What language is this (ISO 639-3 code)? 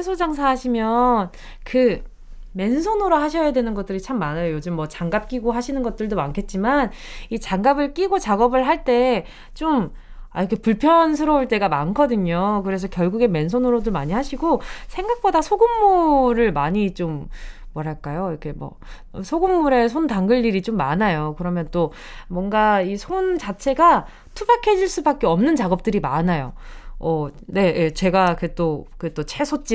kor